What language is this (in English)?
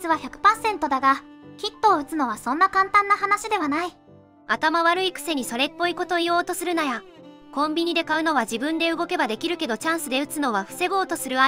Japanese